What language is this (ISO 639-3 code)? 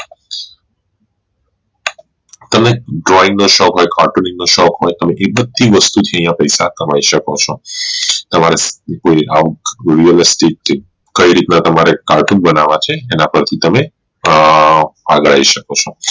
guj